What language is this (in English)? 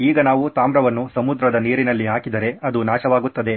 Kannada